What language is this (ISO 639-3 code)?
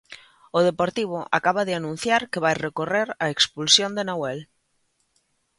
glg